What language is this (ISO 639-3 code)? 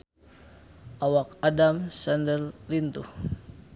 sun